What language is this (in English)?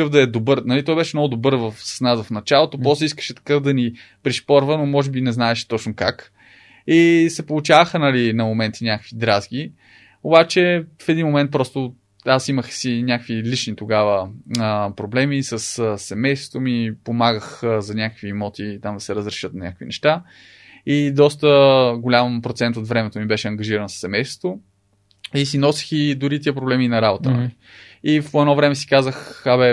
Bulgarian